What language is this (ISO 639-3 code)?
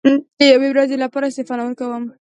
pus